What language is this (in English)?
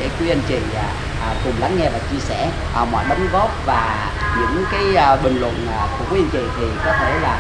Vietnamese